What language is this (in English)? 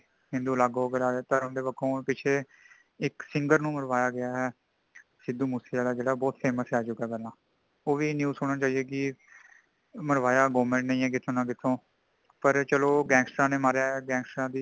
Punjabi